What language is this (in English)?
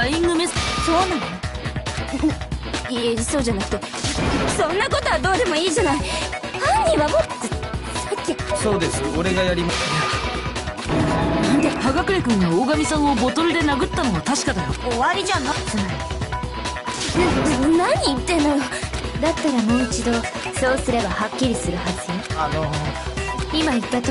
Japanese